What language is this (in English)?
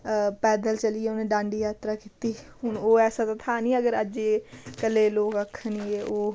Dogri